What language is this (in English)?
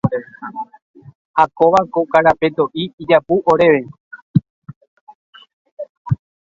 Guarani